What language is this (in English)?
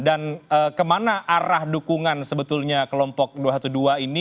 Indonesian